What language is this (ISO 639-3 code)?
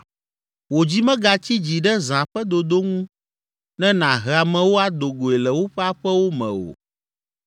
ewe